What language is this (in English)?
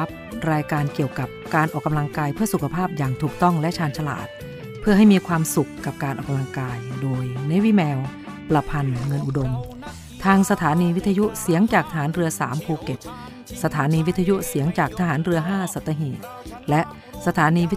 Thai